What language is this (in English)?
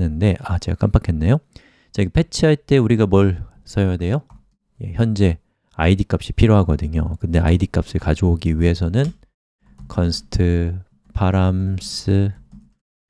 Korean